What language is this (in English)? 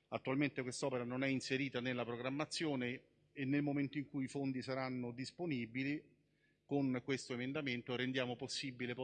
Italian